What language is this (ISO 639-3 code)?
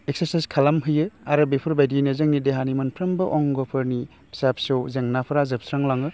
brx